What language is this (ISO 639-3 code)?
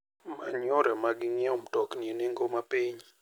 luo